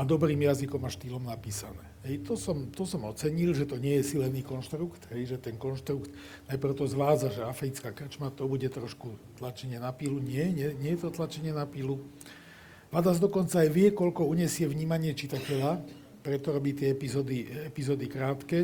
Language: Slovak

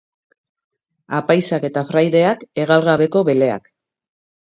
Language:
Basque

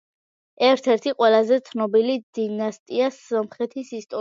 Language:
Georgian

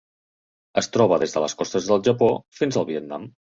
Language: Catalan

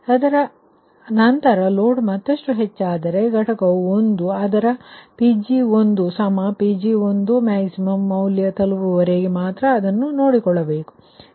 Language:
Kannada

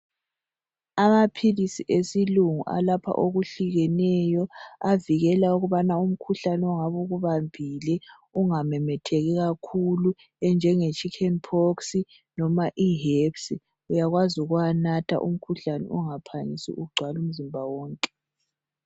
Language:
North Ndebele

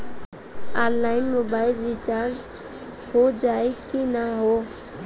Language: Bhojpuri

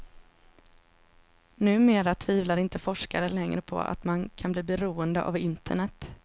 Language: Swedish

